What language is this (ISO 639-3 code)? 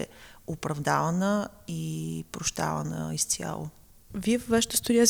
bul